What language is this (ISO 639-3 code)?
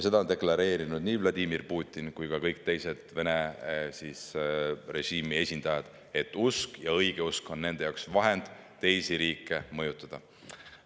est